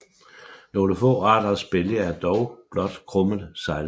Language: Danish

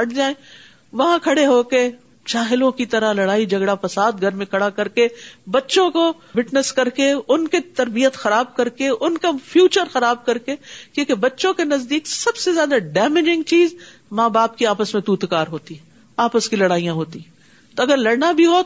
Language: Urdu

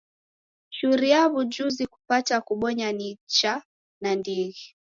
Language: Taita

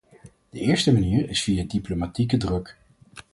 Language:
Dutch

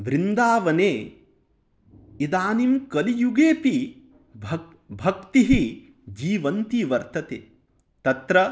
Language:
Sanskrit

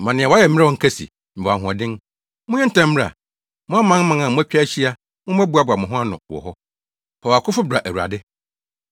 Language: Akan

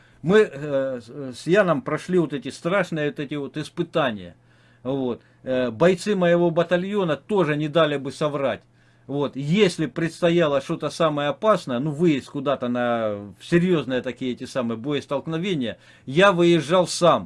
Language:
Russian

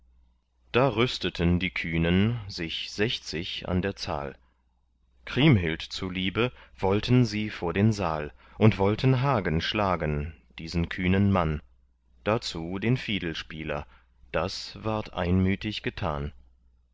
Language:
German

